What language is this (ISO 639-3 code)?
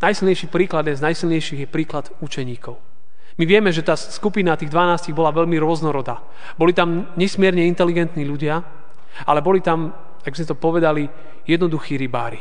slk